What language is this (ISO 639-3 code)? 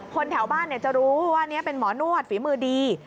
tha